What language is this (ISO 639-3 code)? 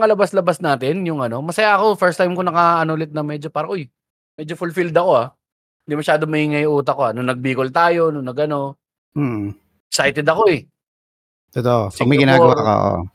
fil